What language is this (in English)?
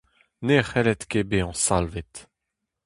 Breton